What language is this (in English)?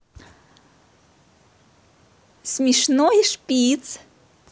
Russian